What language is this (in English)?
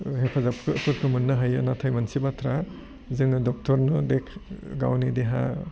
Bodo